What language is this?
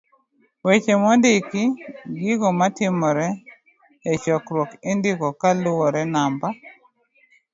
Luo (Kenya and Tanzania)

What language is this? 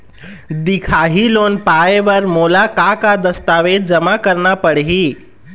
Chhattisgarhi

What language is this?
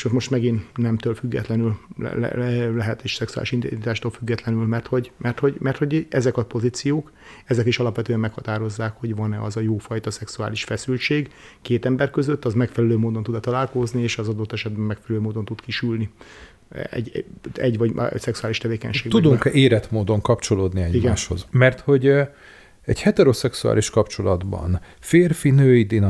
Hungarian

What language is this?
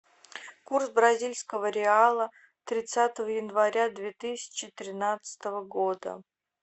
Russian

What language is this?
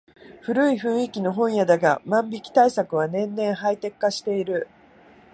Japanese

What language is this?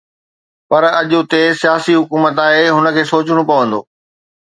Sindhi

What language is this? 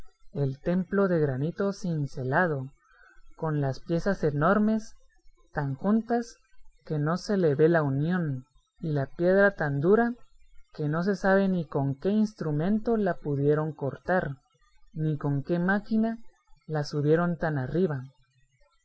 Spanish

